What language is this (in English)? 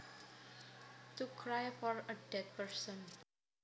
Javanese